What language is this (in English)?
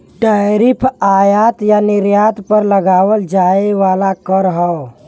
Bhojpuri